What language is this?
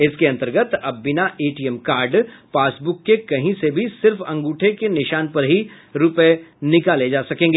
Hindi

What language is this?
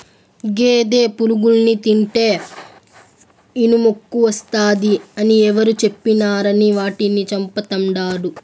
Telugu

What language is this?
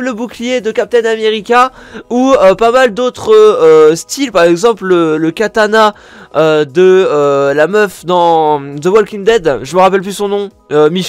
French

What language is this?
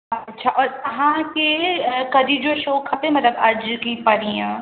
Sindhi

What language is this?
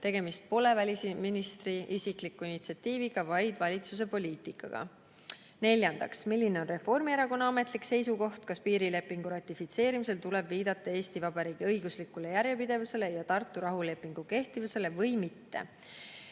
Estonian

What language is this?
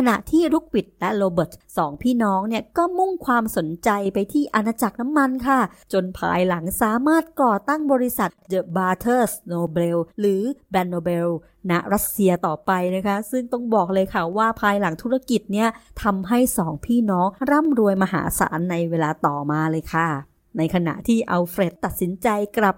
Thai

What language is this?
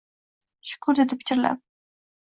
Uzbek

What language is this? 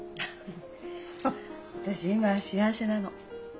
Japanese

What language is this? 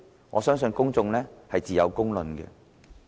Cantonese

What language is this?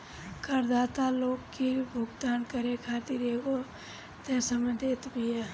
Bhojpuri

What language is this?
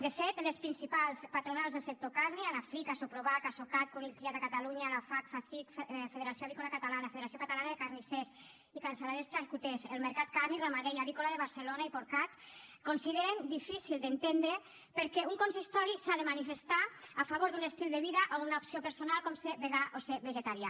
Catalan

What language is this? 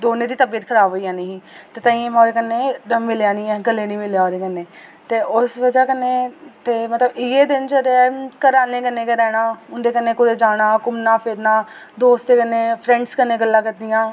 Dogri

